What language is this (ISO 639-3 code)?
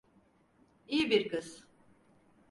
tur